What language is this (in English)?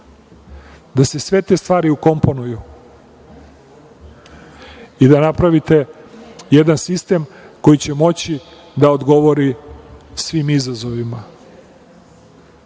Serbian